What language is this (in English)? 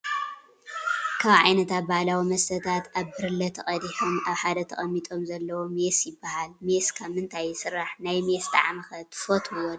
Tigrinya